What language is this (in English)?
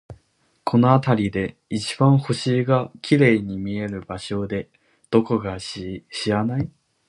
Japanese